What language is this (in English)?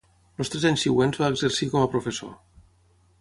Catalan